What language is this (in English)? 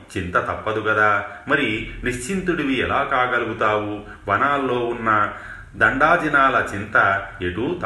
Telugu